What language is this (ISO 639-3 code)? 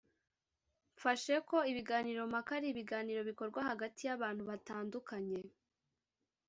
kin